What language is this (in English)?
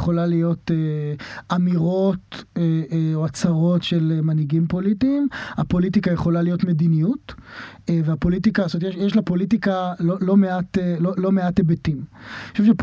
Hebrew